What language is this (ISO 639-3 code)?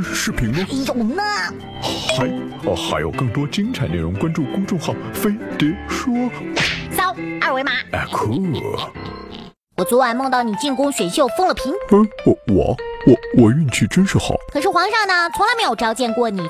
zho